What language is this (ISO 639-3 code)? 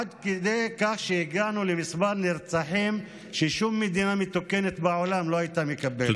heb